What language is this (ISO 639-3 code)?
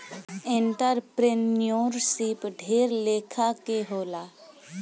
bho